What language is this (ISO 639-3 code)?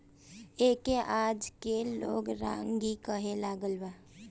bho